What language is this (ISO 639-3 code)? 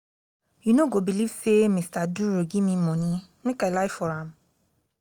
pcm